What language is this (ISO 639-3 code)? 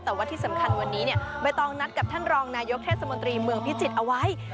tha